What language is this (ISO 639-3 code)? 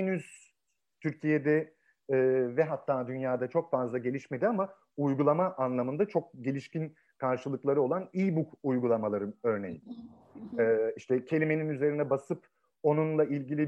tur